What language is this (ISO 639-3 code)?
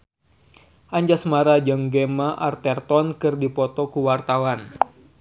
sun